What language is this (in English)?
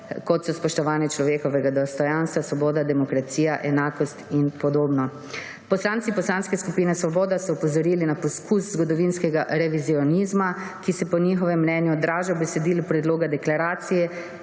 Slovenian